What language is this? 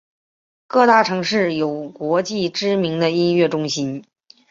Chinese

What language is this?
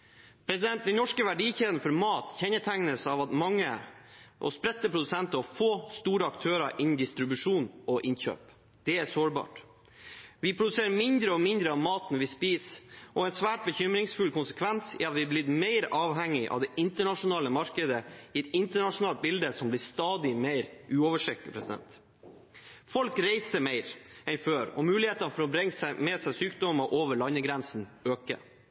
Norwegian Bokmål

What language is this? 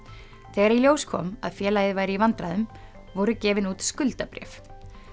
Icelandic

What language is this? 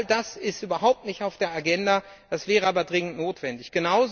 German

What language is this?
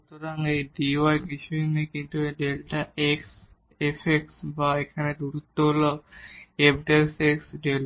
Bangla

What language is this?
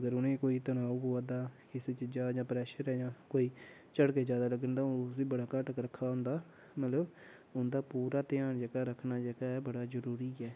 Dogri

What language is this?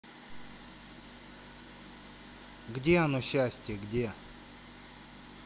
Russian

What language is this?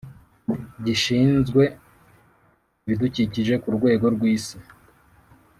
Kinyarwanda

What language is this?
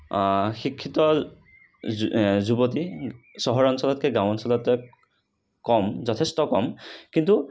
Assamese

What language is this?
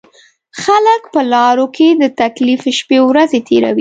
Pashto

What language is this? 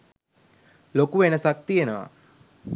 Sinhala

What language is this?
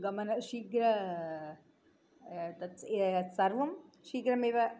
Sanskrit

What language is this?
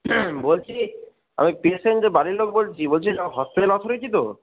Bangla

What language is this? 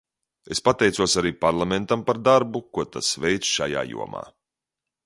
Latvian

